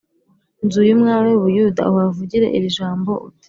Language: Kinyarwanda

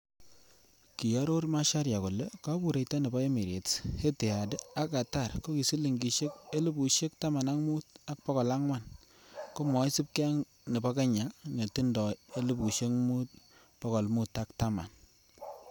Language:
Kalenjin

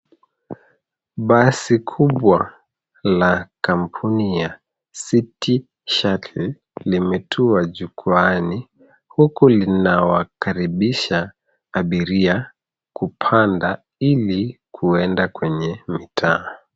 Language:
Swahili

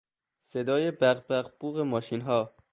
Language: Persian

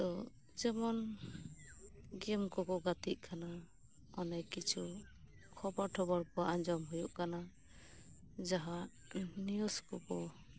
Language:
Santali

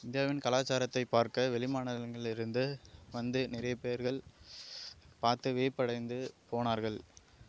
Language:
Tamil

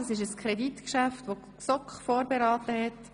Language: Swiss German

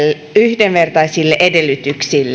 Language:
Finnish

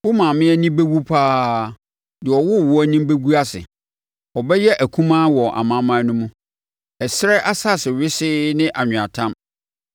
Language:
Akan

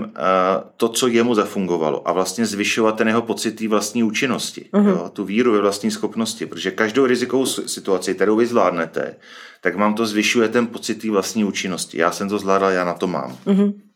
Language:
Czech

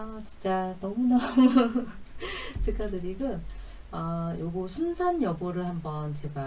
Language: Korean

